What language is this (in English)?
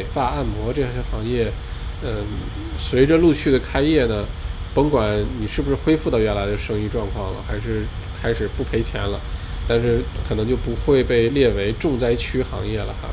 Chinese